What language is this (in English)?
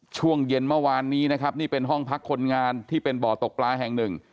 Thai